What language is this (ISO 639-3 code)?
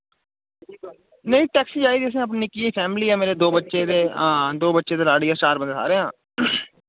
doi